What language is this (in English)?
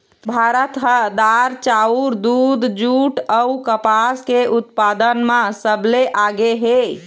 Chhattisgarhi